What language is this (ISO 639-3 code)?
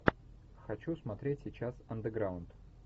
rus